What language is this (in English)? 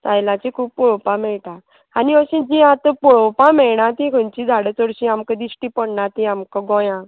Konkani